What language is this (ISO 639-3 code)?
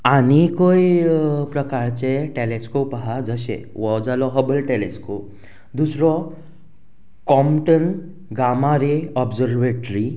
kok